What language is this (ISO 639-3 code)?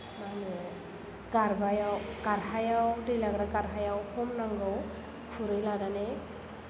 brx